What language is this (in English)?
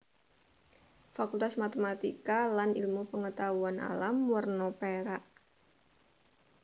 Javanese